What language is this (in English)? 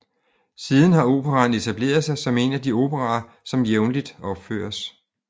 Danish